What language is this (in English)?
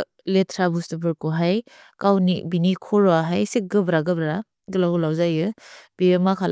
Bodo